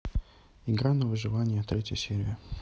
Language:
Russian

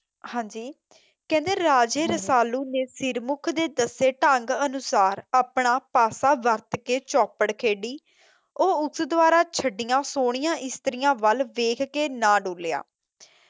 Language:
Punjabi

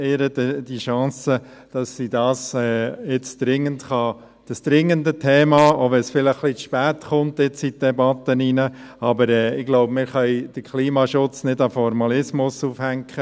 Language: Swiss German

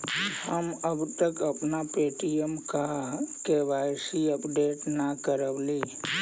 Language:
Magahi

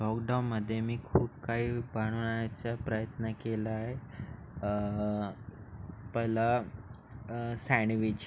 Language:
Marathi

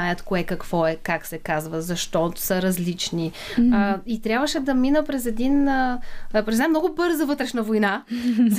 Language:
Bulgarian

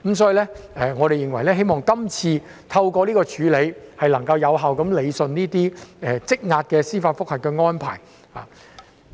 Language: Cantonese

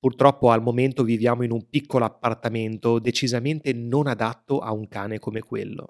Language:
Italian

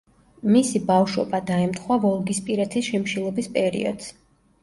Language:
Georgian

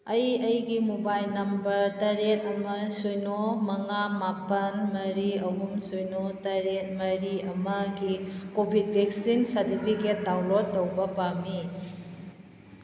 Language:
Manipuri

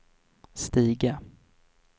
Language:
Swedish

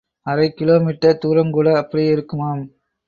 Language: Tamil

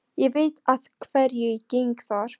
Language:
Icelandic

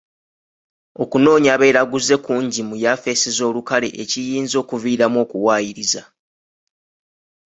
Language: Ganda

